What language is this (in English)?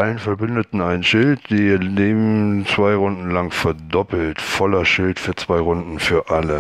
German